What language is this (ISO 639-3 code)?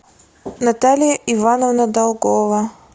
rus